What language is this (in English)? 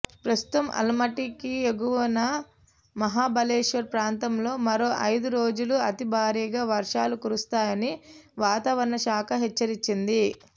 Telugu